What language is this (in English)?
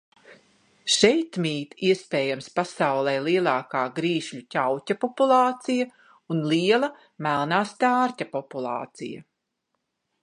Latvian